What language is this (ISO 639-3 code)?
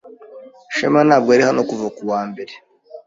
kin